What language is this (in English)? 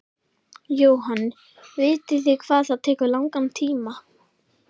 Icelandic